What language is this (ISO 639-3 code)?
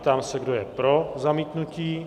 ces